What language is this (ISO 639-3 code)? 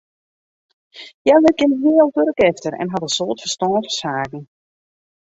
fry